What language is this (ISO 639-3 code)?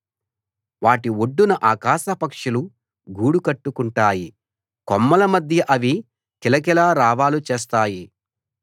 tel